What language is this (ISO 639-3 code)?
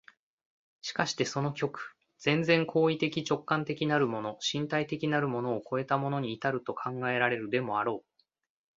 jpn